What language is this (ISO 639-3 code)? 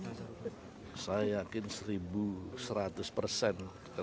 ind